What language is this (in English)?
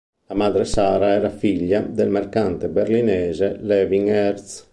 Italian